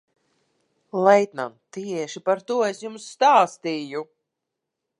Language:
Latvian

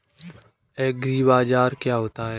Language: Hindi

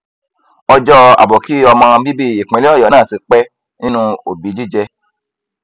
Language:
Yoruba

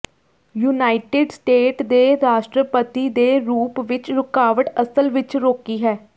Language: Punjabi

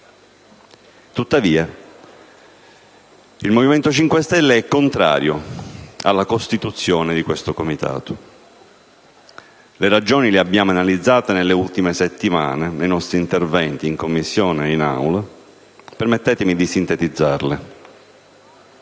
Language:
Italian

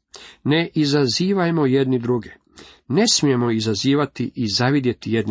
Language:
Croatian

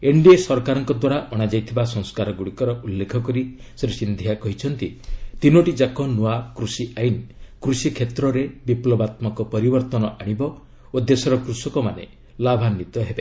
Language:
Odia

